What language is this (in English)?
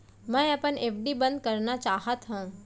Chhattisgarhi